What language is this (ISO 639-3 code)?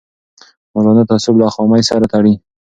pus